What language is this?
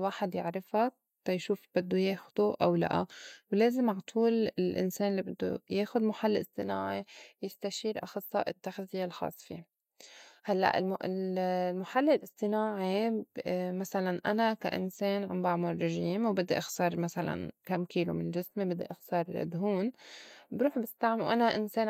North Levantine Arabic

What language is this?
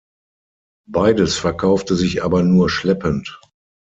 German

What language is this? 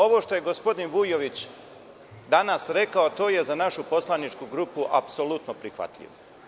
Serbian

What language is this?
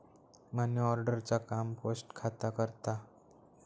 Marathi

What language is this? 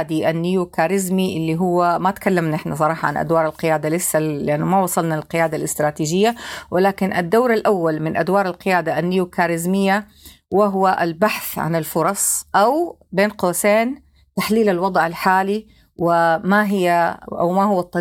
Arabic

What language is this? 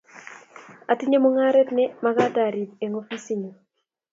Kalenjin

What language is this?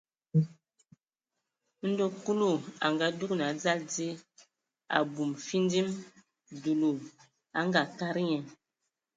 Ewondo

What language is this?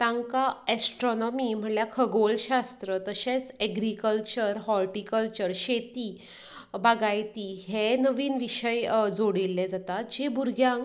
Konkani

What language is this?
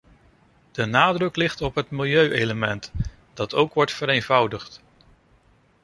Dutch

